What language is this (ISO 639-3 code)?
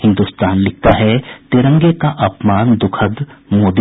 hin